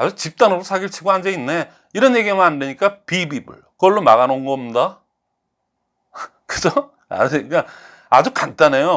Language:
Korean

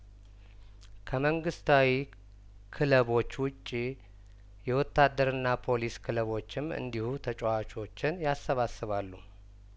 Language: Amharic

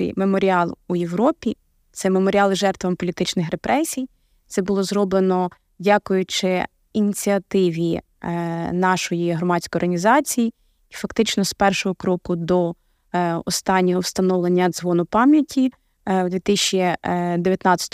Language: Ukrainian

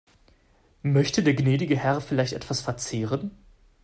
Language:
German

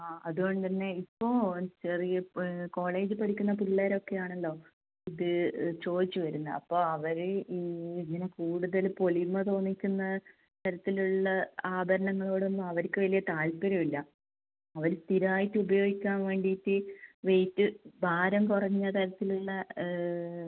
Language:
Malayalam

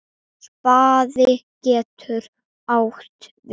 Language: Icelandic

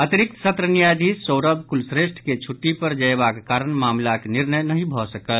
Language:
Maithili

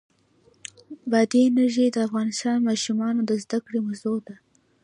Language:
Pashto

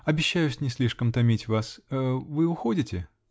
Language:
Russian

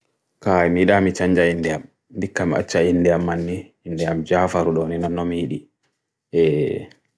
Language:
Bagirmi Fulfulde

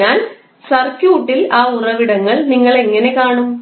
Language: Malayalam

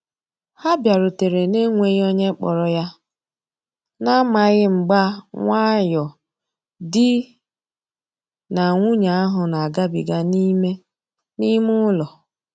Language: Igbo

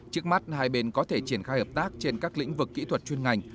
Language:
Vietnamese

